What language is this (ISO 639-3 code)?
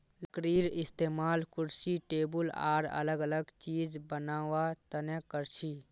mag